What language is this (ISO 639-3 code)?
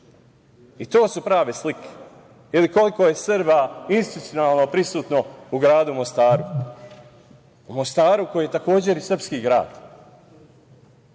srp